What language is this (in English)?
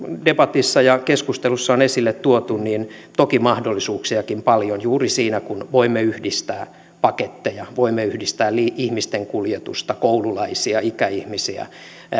Finnish